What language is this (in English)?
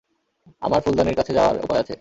Bangla